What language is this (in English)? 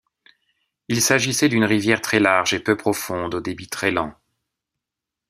French